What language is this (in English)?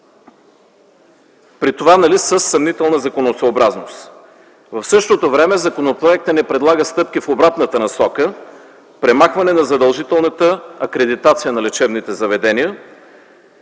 Bulgarian